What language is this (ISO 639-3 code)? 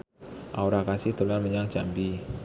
jav